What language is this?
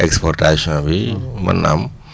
Wolof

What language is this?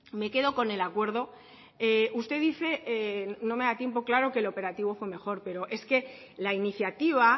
Spanish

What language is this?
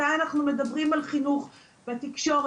Hebrew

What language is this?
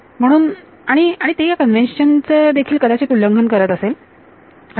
Marathi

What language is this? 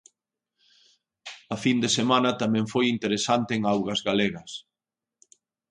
Galician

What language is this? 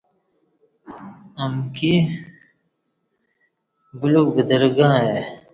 Kati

